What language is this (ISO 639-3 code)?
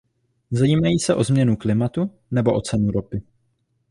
ces